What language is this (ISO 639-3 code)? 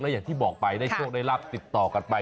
tha